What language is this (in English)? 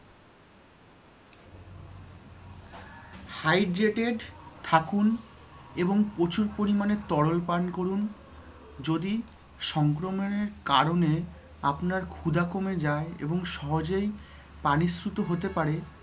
Bangla